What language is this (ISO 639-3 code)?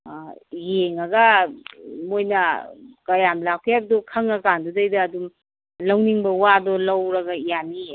mni